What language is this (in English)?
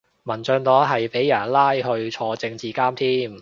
Cantonese